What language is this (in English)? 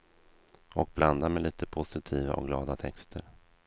Swedish